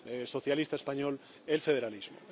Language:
Spanish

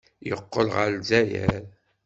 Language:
Kabyle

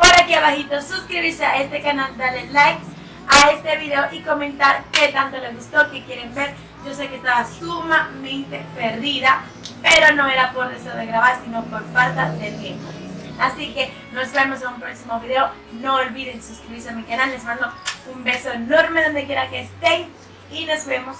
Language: Spanish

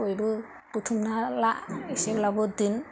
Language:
Bodo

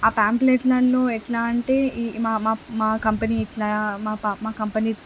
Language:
Telugu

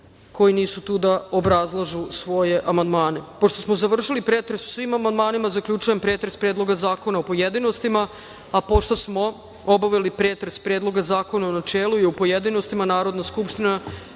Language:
Serbian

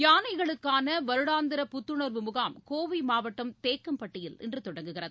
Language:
Tamil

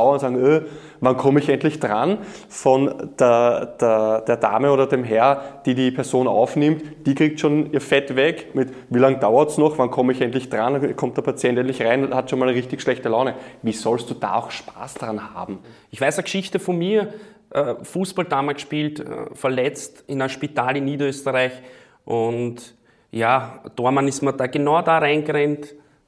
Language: German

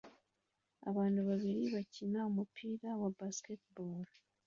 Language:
Kinyarwanda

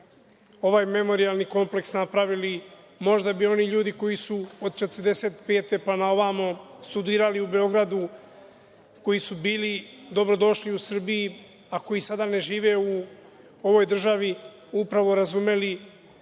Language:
Serbian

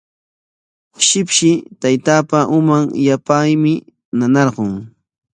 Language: Corongo Ancash Quechua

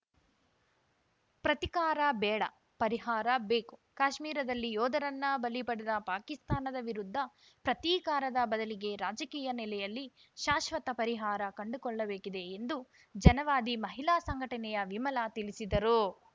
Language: Kannada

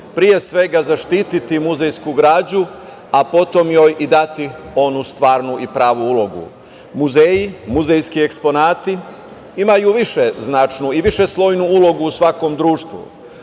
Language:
Serbian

